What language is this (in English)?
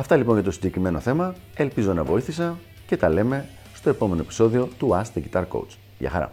Greek